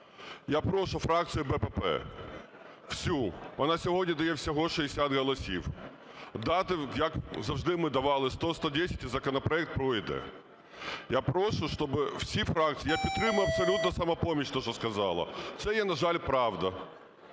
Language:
Ukrainian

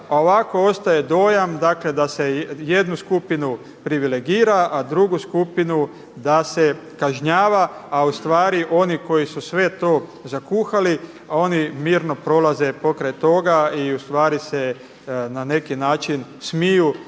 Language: Croatian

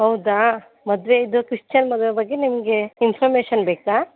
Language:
Kannada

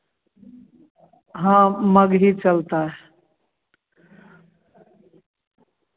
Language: Hindi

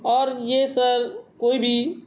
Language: Urdu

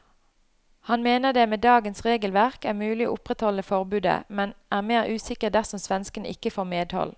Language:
Norwegian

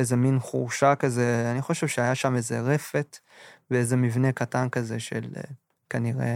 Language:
Hebrew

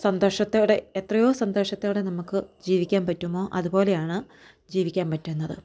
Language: Malayalam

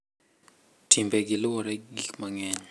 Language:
Luo (Kenya and Tanzania)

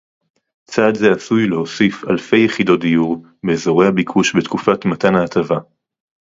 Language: Hebrew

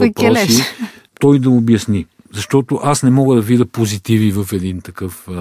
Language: Bulgarian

